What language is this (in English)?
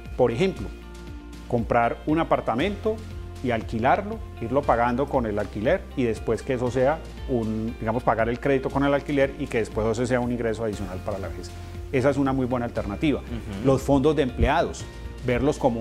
Spanish